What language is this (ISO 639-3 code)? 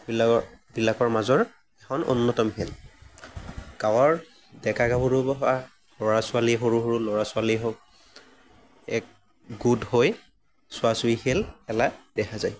asm